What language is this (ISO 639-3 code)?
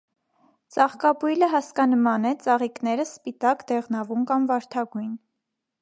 hye